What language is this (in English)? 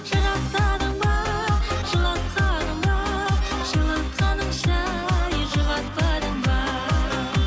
Kazakh